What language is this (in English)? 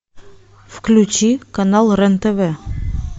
Russian